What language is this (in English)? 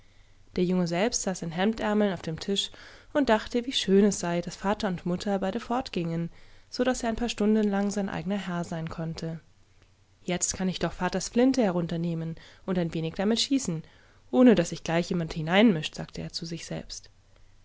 German